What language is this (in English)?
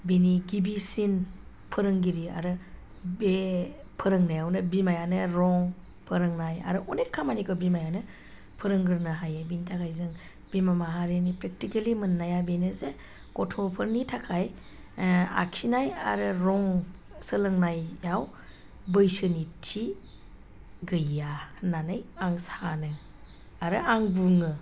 Bodo